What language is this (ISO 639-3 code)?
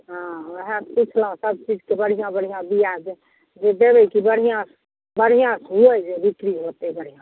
mai